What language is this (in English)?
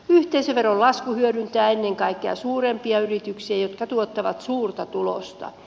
Finnish